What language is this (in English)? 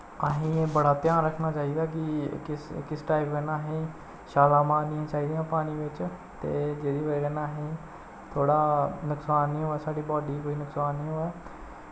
Dogri